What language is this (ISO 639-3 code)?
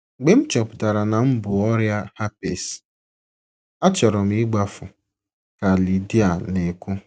ibo